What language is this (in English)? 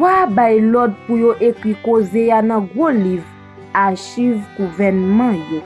French